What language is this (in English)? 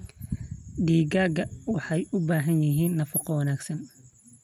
Somali